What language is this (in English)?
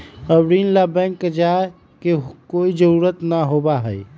Magahi